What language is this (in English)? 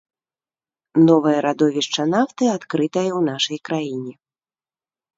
Belarusian